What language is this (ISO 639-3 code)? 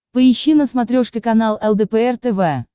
rus